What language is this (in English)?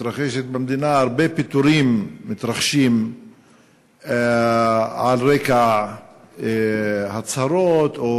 Hebrew